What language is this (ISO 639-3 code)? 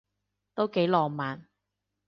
yue